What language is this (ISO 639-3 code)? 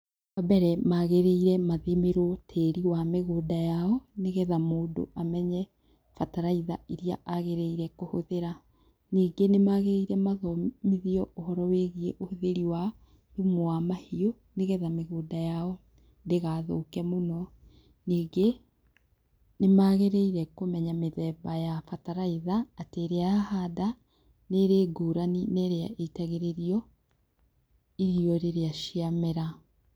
kik